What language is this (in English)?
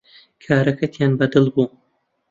Central Kurdish